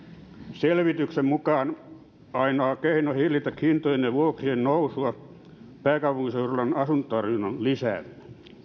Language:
Finnish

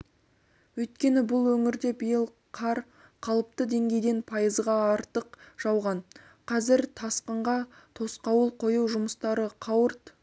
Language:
Kazakh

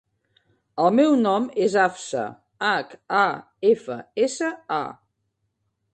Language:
Catalan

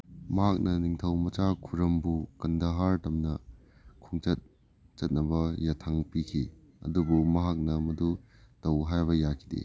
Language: Manipuri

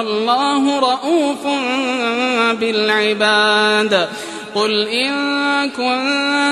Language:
Arabic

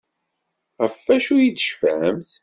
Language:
Kabyle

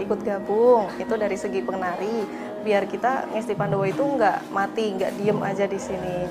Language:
Indonesian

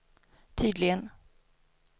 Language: Swedish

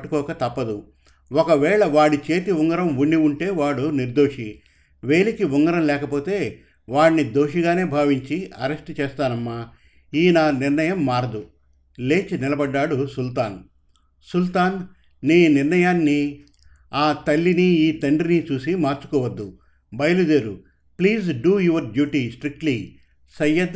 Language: Telugu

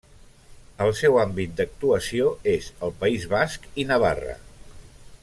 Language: Catalan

